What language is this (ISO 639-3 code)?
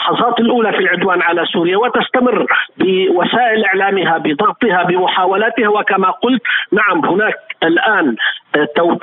ara